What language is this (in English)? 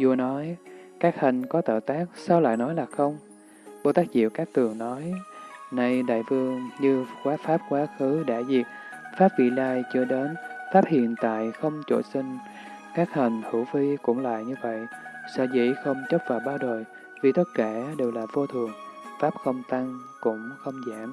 Vietnamese